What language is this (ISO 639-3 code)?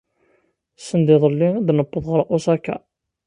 kab